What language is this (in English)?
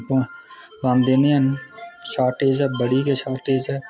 Dogri